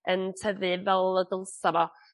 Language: Welsh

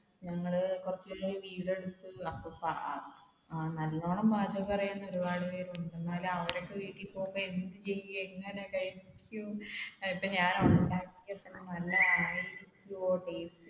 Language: Malayalam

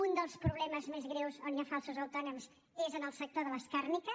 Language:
Catalan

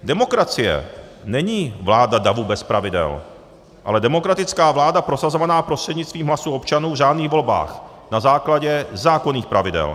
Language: Czech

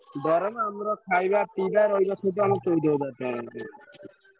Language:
Odia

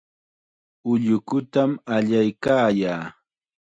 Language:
Chiquián Ancash Quechua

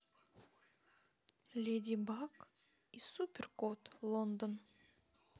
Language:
Russian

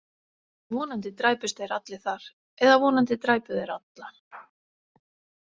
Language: Icelandic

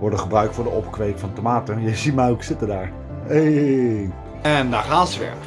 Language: Dutch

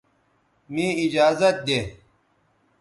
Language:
Bateri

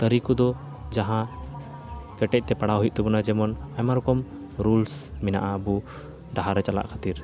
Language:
Santali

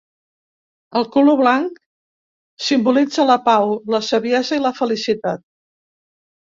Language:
Catalan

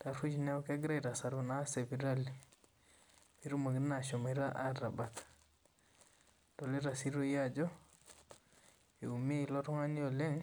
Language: Masai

